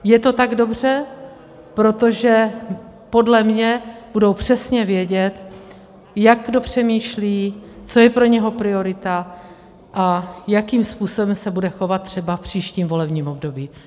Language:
Czech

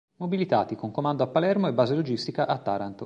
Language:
Italian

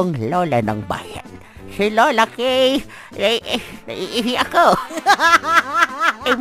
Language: Filipino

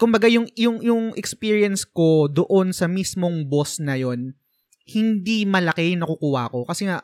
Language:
Filipino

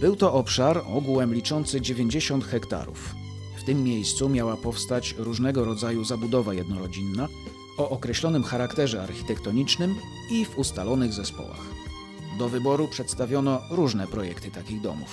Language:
Polish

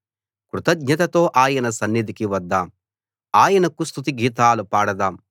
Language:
Telugu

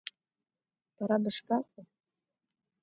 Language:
Abkhazian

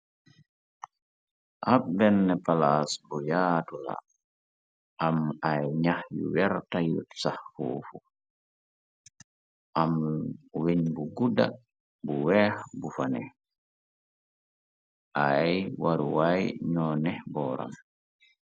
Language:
Wolof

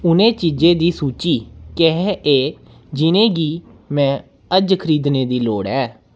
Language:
Dogri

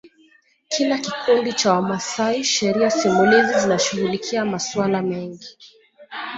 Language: Swahili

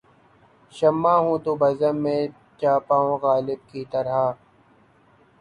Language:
Urdu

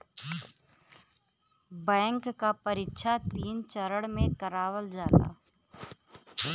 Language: Bhojpuri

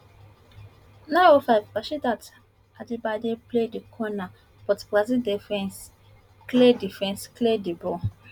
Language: Nigerian Pidgin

